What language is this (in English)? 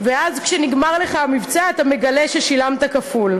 Hebrew